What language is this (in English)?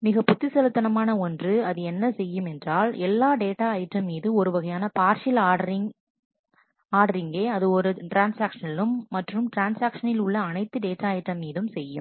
Tamil